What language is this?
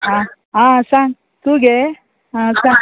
Konkani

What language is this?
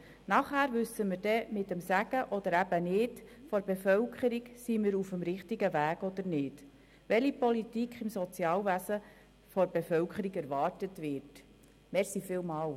Swiss German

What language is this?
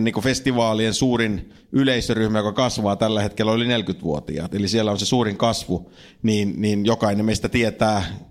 Finnish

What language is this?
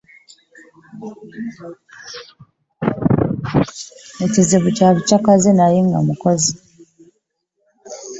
Ganda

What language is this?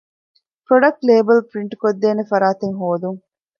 Divehi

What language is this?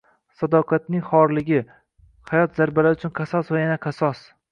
Uzbek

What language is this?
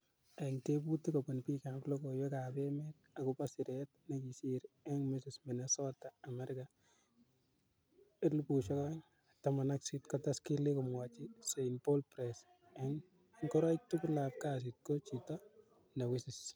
Kalenjin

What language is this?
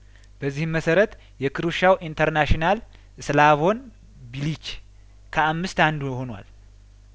Amharic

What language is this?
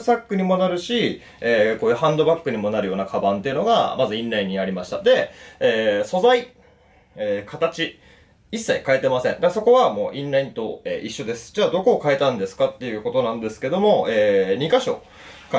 Japanese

